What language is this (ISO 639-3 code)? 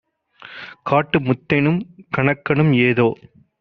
tam